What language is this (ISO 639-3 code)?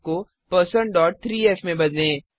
hin